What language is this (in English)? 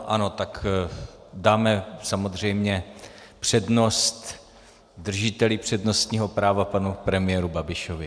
Czech